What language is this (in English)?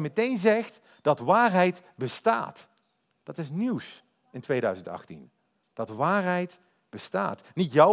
Dutch